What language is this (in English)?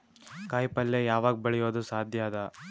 Kannada